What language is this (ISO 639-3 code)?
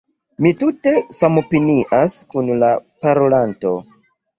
epo